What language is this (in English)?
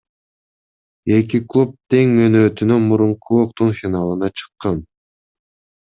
Kyrgyz